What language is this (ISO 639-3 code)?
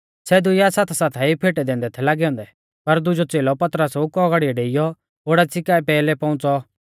bfz